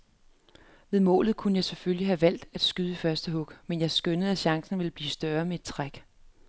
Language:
Danish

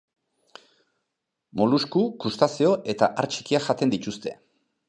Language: Basque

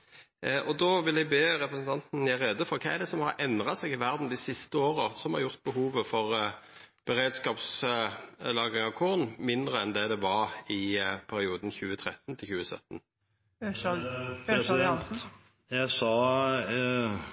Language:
Norwegian Nynorsk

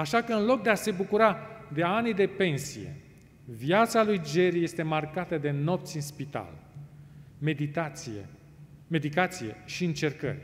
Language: Romanian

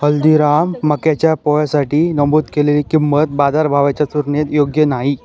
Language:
Marathi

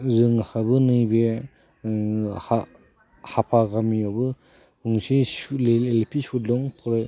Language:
Bodo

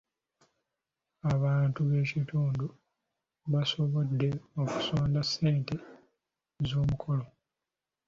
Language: Ganda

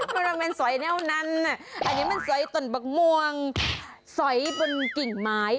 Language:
Thai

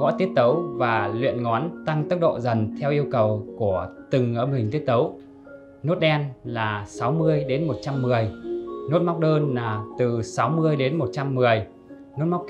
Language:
Vietnamese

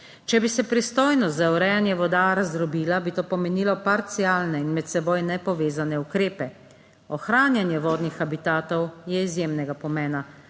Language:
Slovenian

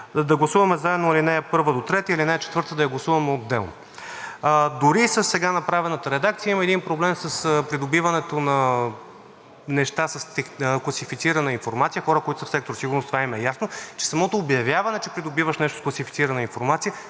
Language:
Bulgarian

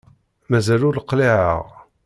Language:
Kabyle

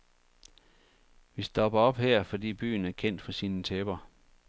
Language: Danish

